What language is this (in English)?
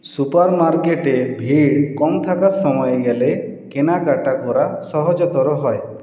Bangla